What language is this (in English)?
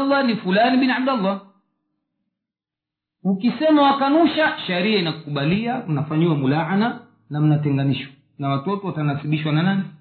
Swahili